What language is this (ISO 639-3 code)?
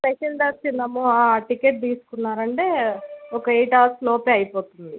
tel